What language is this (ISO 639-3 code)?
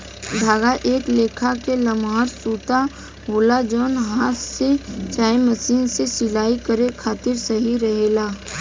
bho